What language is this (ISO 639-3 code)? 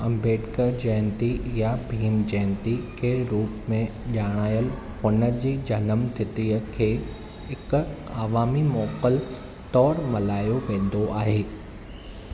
snd